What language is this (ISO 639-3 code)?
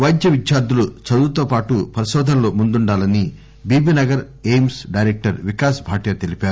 tel